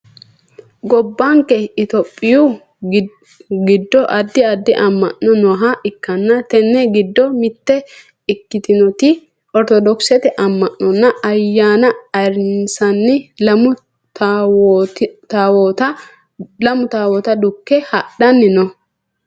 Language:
Sidamo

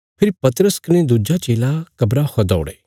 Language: Bilaspuri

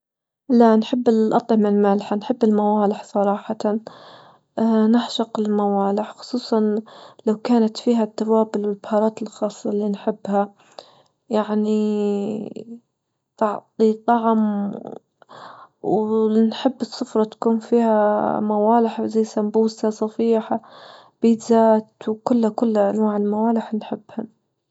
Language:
Libyan Arabic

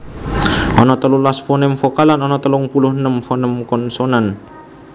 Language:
Javanese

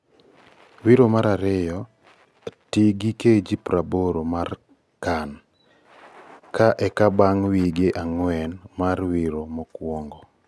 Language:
Luo (Kenya and Tanzania)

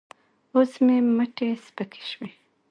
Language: Pashto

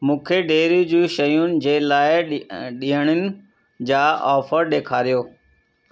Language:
Sindhi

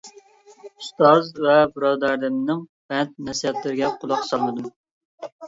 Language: Uyghur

